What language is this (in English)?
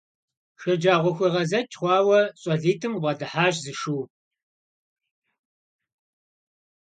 Kabardian